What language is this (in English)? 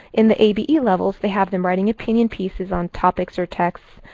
English